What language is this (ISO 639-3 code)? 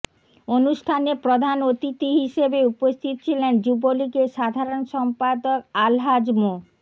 ben